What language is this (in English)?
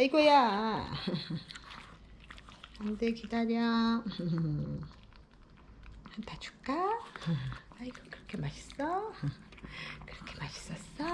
Korean